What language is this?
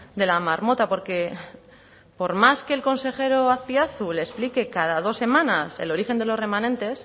Spanish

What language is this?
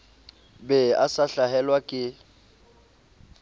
Southern Sotho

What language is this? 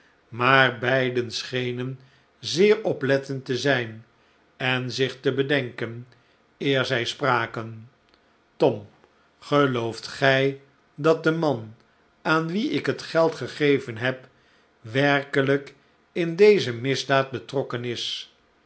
Dutch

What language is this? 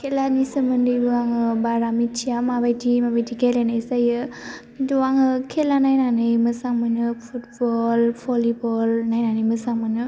Bodo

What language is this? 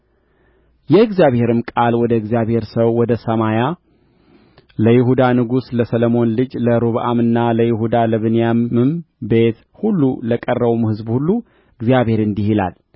Amharic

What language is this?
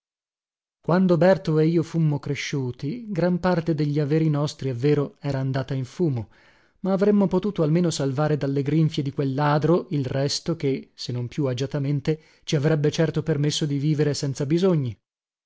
Italian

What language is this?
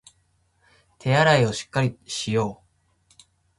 Japanese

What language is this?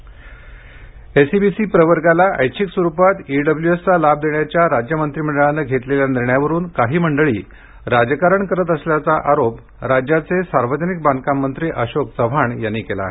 Marathi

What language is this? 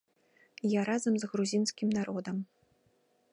Belarusian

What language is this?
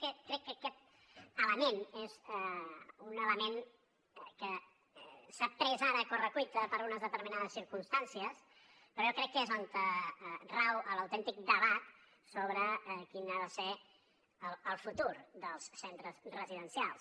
Catalan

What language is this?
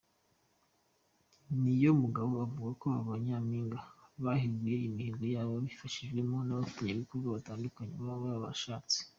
Kinyarwanda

